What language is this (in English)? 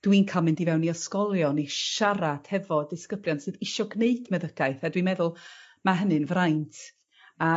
Welsh